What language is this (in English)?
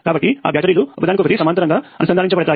Telugu